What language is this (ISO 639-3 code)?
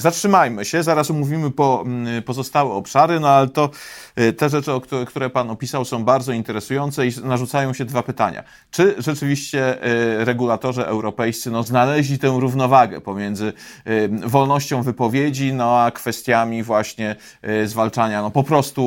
pol